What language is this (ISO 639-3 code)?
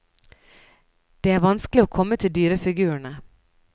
nor